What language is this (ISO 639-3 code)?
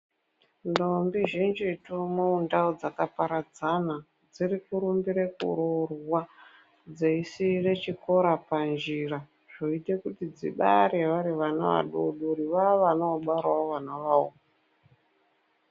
ndc